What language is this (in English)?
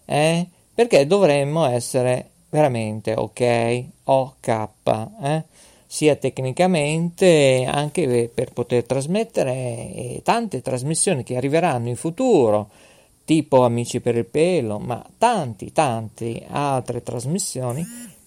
Italian